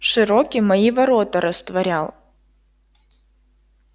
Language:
Russian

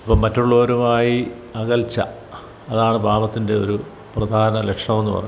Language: Malayalam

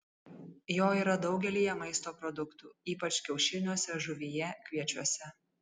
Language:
Lithuanian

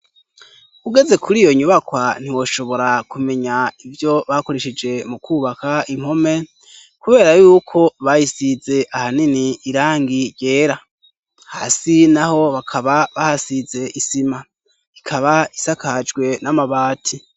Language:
Rundi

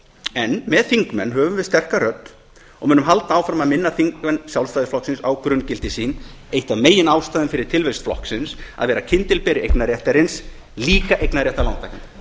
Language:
Icelandic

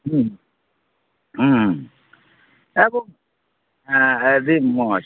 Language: Santali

